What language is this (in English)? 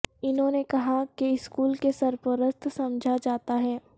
Urdu